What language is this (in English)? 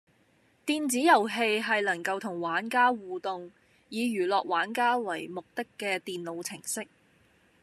Cantonese